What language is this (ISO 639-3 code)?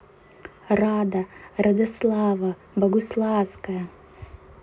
rus